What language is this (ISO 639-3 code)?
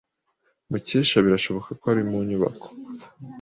kin